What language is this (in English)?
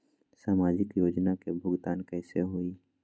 Magahi